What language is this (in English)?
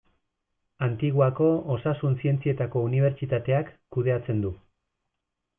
Basque